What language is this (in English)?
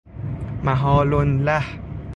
Persian